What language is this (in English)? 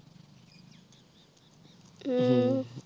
Punjabi